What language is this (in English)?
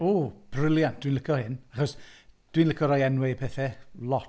Welsh